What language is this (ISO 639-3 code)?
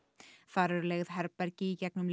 isl